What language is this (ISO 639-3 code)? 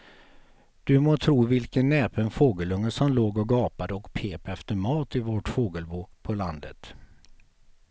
swe